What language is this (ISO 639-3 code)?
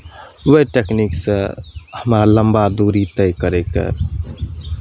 mai